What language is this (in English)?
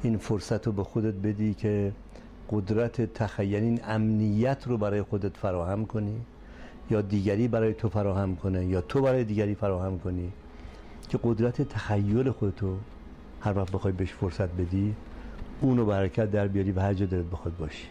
Persian